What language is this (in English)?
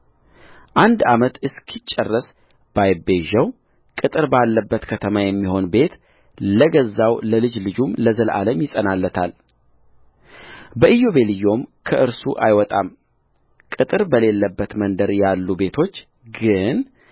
Amharic